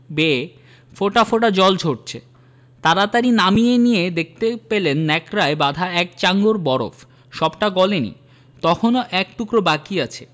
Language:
Bangla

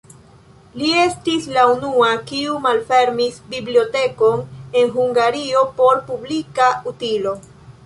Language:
Esperanto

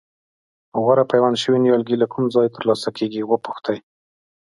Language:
Pashto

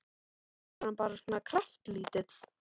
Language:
Icelandic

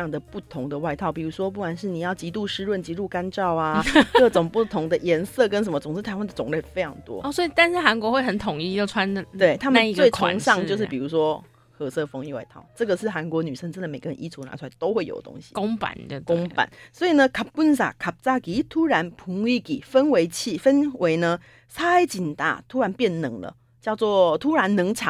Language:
Chinese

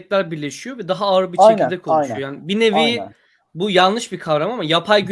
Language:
Turkish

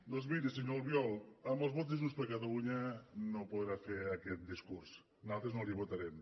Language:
Catalan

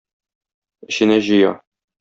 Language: Tatar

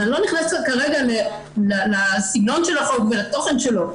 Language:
Hebrew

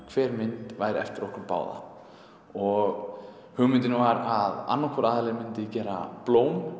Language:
Icelandic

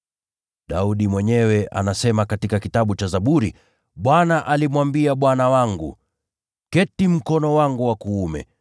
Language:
Swahili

